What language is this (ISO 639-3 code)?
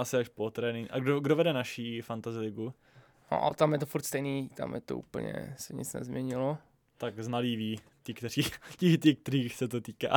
ces